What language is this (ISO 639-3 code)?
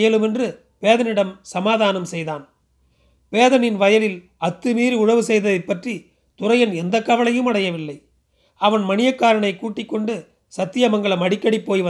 tam